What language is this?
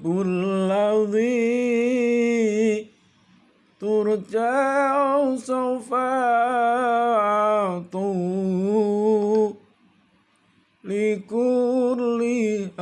Indonesian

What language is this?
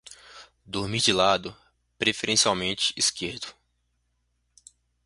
Portuguese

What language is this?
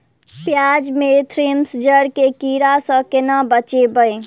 Maithili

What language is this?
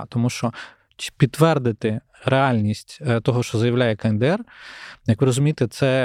Ukrainian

